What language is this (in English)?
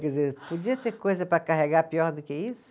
Portuguese